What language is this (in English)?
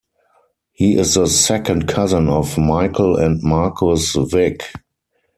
English